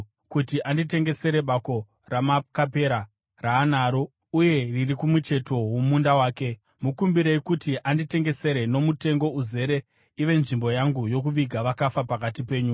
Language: Shona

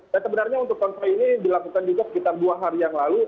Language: Indonesian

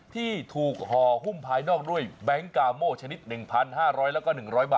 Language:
Thai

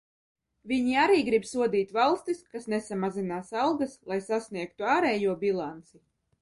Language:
Latvian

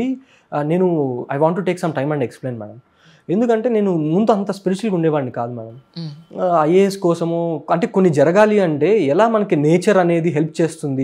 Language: Telugu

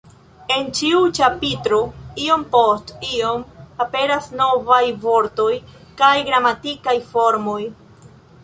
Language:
Esperanto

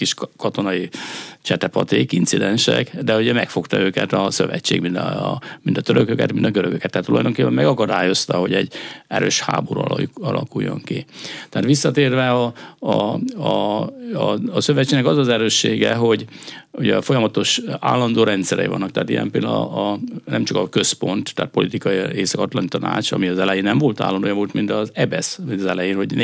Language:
Hungarian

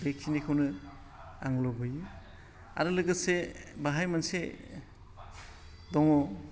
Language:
Bodo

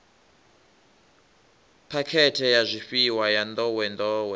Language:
Venda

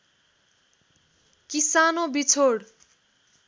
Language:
Nepali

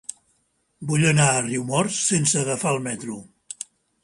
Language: Catalan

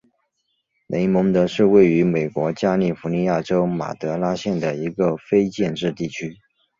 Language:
Chinese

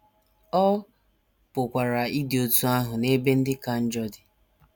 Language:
Igbo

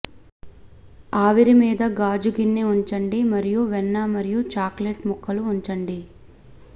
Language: Telugu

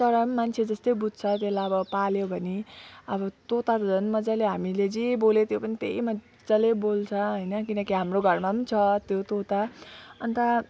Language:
Nepali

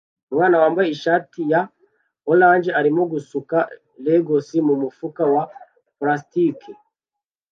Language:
Kinyarwanda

